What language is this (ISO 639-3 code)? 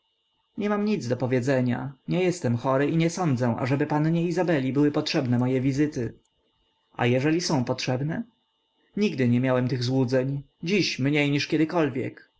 pol